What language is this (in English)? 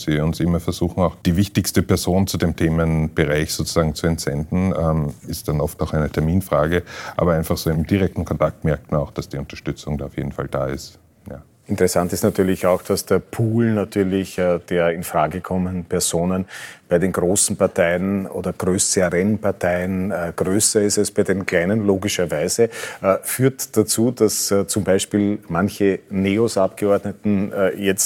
German